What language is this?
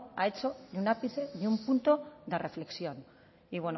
Spanish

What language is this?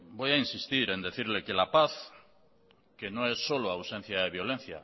Spanish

